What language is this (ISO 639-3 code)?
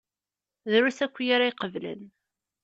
kab